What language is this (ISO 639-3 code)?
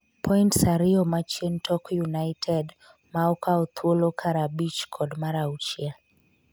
luo